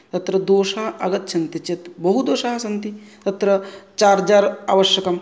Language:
Sanskrit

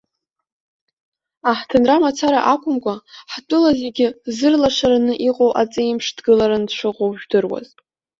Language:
Abkhazian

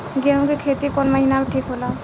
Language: Bhojpuri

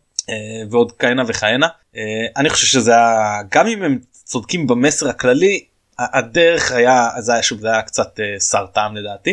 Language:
Hebrew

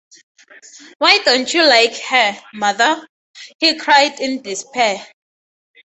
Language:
English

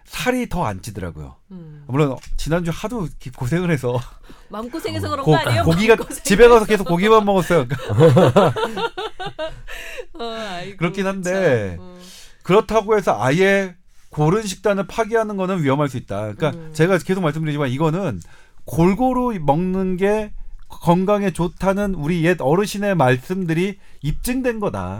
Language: Korean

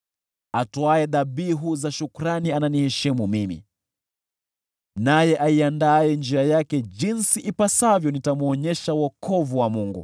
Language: Swahili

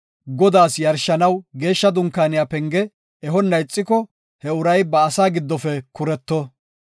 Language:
Gofa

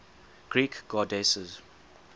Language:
English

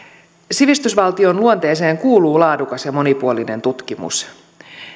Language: Finnish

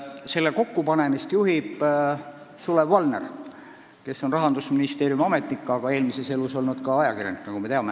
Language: Estonian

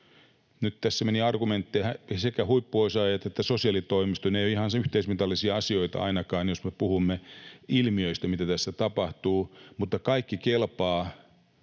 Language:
Finnish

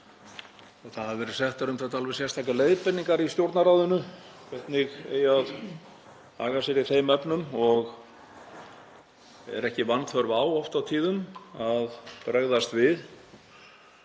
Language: Icelandic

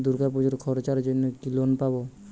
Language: Bangla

